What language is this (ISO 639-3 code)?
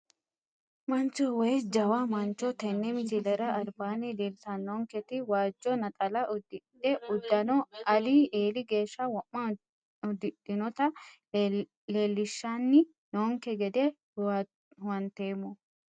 sid